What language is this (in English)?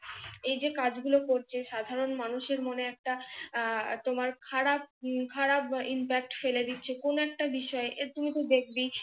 Bangla